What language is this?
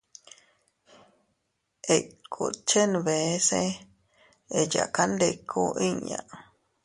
Teutila Cuicatec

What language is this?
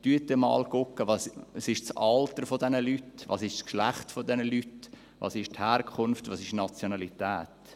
Swiss German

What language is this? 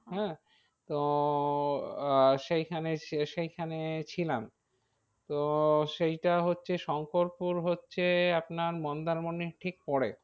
Bangla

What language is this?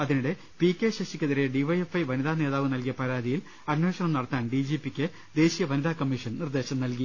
Malayalam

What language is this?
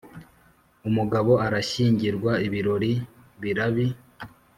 Kinyarwanda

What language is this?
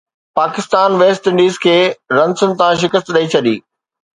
Sindhi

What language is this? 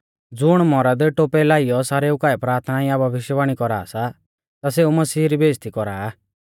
Mahasu Pahari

